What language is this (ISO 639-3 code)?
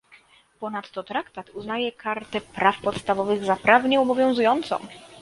pol